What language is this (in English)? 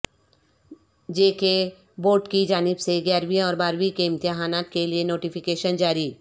Urdu